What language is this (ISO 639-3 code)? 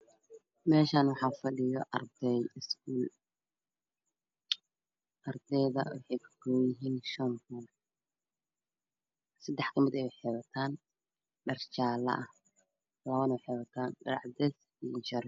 som